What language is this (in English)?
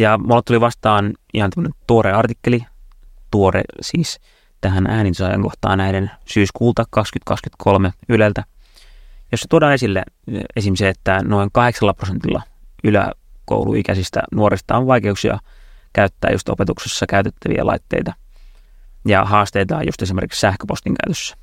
Finnish